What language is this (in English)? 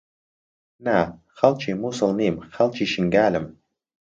Central Kurdish